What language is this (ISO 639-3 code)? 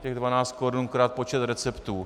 ces